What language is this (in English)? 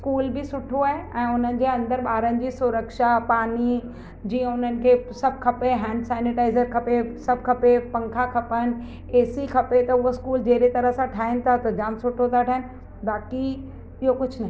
Sindhi